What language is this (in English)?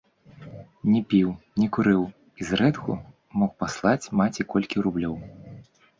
Belarusian